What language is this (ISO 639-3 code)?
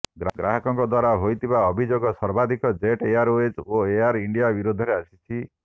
ori